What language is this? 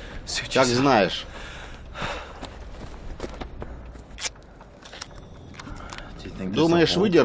Russian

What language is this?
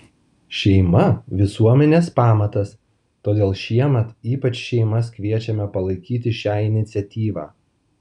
Lithuanian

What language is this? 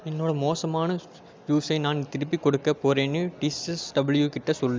Tamil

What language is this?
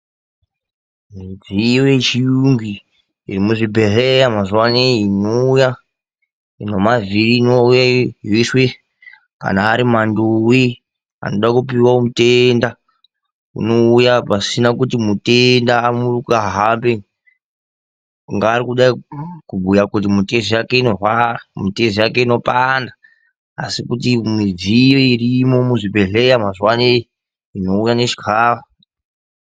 Ndau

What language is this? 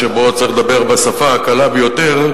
Hebrew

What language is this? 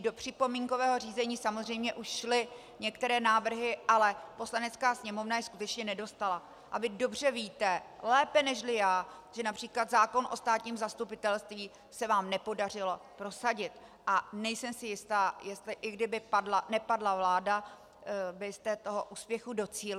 Czech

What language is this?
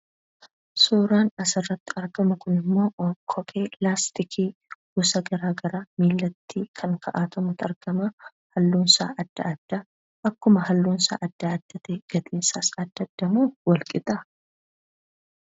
Oromo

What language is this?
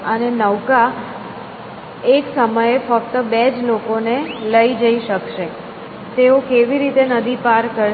Gujarati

